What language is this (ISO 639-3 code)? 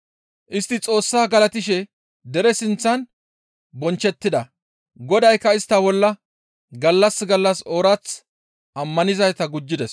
gmv